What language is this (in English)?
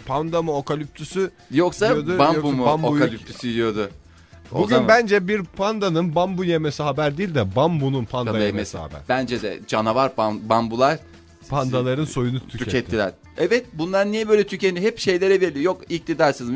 Turkish